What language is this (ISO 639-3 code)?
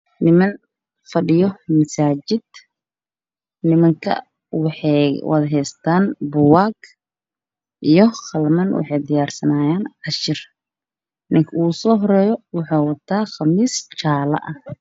som